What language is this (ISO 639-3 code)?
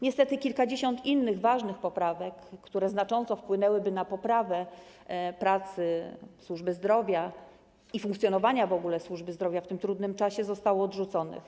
pol